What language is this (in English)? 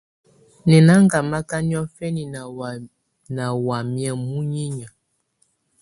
Tunen